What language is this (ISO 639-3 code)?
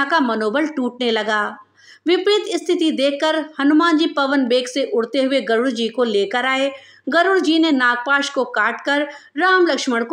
hin